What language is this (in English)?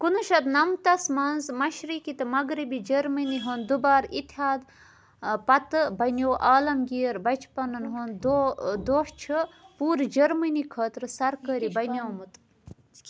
Kashmiri